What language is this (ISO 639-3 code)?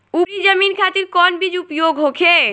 bho